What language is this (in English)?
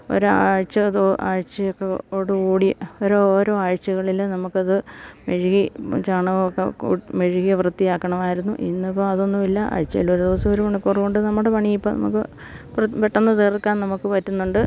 Malayalam